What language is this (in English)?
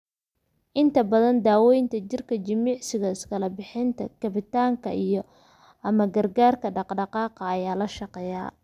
Somali